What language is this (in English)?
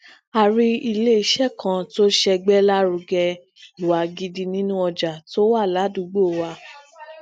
Yoruba